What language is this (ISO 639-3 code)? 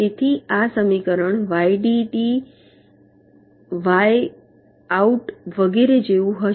guj